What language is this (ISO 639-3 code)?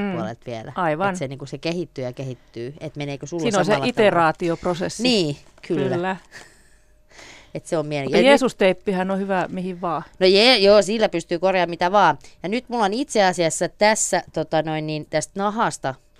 fin